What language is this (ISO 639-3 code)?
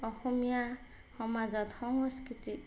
asm